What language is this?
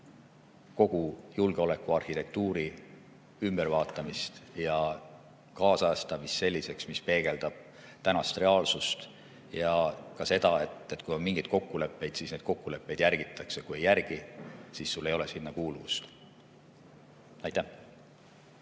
Estonian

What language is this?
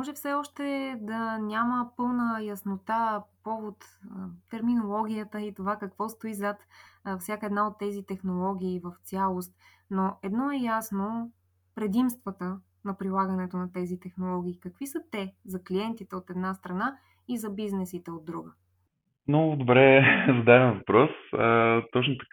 Bulgarian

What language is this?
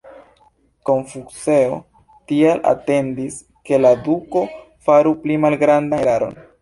Esperanto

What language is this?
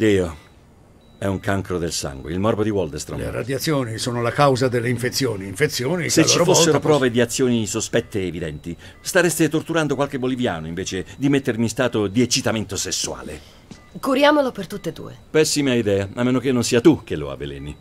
Italian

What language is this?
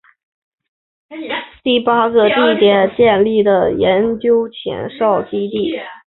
Chinese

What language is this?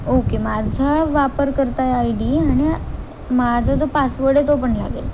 Marathi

